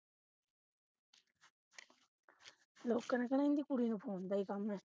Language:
Punjabi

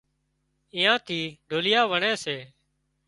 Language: Wadiyara Koli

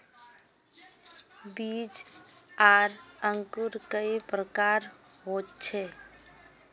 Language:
Magahi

